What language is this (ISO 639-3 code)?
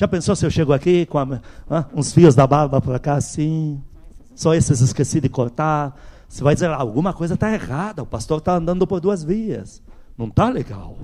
por